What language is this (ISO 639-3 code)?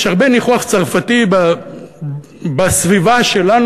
heb